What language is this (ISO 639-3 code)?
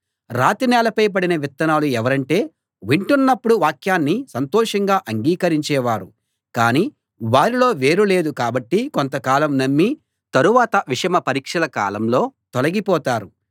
tel